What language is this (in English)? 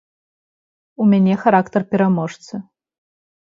Belarusian